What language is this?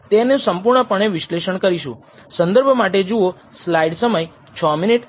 Gujarati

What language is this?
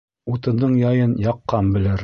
Bashkir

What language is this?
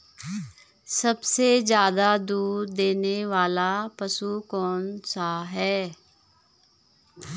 Hindi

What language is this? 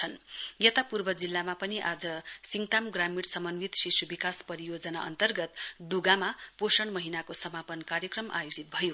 Nepali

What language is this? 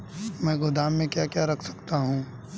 Hindi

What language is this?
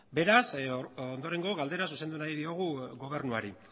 Basque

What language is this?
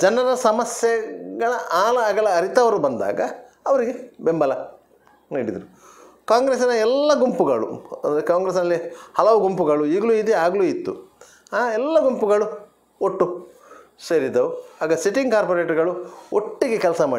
Arabic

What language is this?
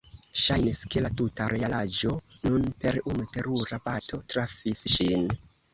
Esperanto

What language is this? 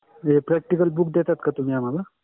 Marathi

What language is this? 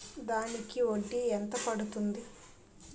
Telugu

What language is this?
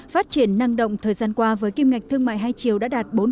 Vietnamese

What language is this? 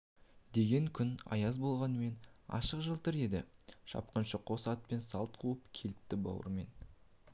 Kazakh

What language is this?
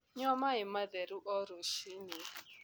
Kikuyu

